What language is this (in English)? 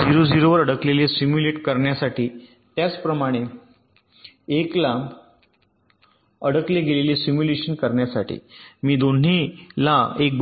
Marathi